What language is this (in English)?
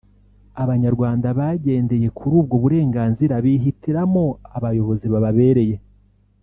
Kinyarwanda